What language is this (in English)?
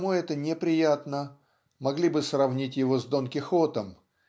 Russian